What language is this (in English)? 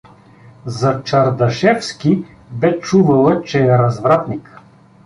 Bulgarian